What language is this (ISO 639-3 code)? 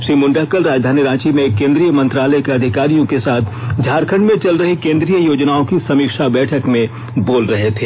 hin